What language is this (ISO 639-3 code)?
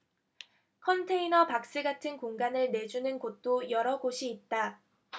kor